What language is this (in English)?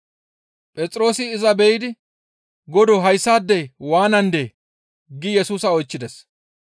Gamo